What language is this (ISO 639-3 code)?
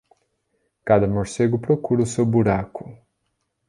por